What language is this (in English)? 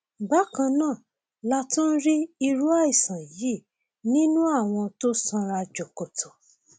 Yoruba